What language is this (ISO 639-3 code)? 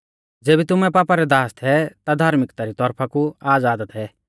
bfz